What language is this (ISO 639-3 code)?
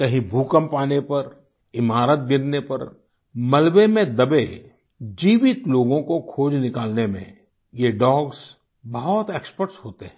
hin